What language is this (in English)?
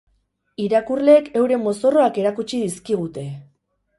Basque